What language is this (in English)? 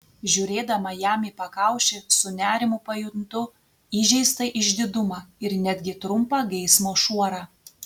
Lithuanian